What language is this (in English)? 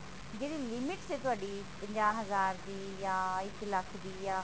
Punjabi